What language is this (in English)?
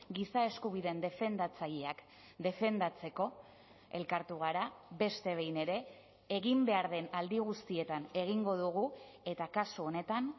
Basque